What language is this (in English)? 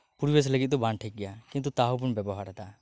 Santali